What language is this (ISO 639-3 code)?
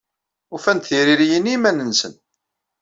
kab